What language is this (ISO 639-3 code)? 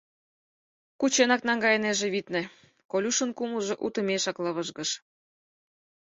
chm